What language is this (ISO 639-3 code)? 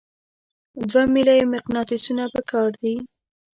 pus